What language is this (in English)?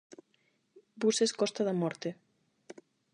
Galician